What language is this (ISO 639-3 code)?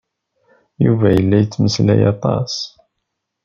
kab